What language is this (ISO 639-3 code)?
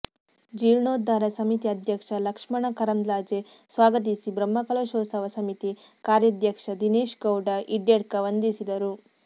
kan